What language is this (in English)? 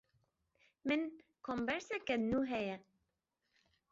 Kurdish